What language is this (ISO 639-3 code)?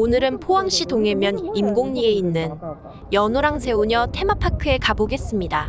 kor